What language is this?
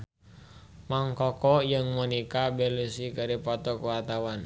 Sundanese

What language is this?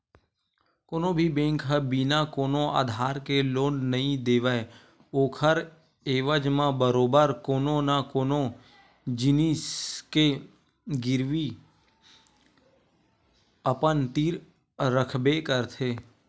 Chhattisgarhi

